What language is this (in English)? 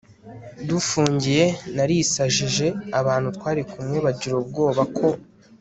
Kinyarwanda